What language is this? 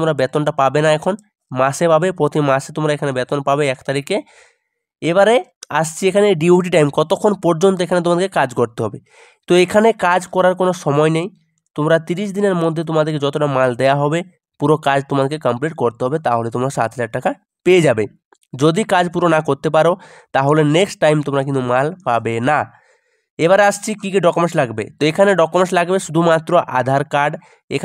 Hindi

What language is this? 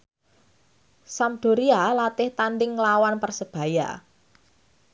Javanese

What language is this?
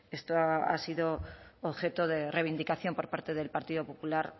Spanish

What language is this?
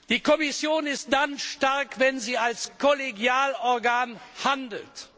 German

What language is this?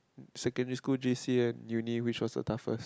English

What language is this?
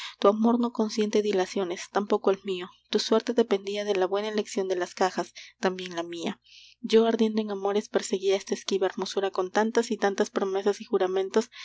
Spanish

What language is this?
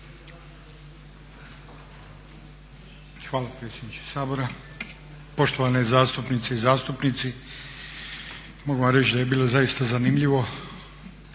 Croatian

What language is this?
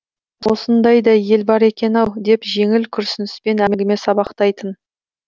Kazakh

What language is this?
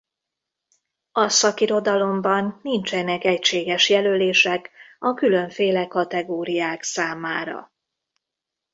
Hungarian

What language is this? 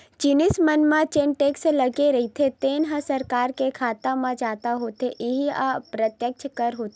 Chhattisgarhi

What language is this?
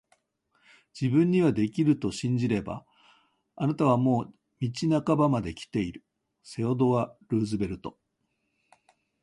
Japanese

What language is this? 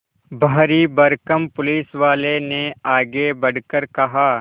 Hindi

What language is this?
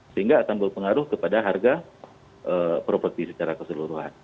Indonesian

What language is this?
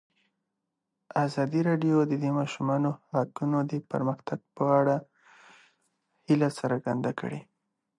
Pashto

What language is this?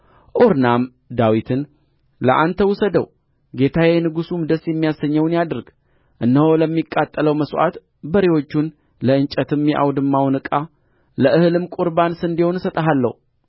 Amharic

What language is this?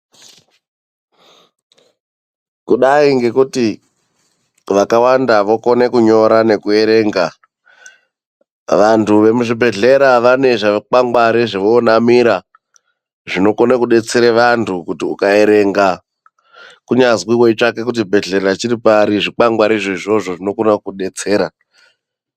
Ndau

